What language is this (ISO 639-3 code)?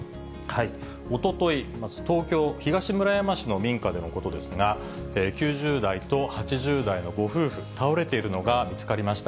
jpn